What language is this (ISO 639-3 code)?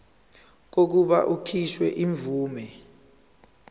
zul